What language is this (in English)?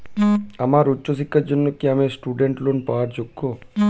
Bangla